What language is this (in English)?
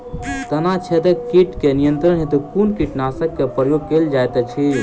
Maithili